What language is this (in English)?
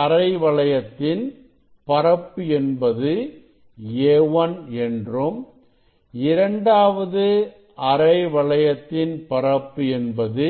Tamil